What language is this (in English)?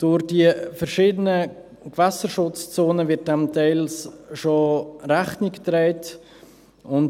Swiss German